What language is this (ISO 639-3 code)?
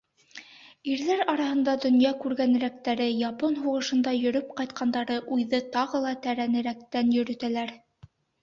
bak